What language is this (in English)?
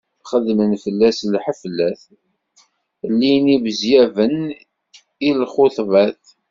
Kabyle